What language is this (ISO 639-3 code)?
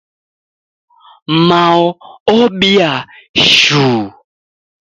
dav